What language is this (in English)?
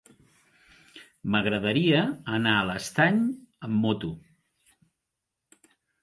Catalan